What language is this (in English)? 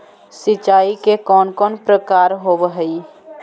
Magahi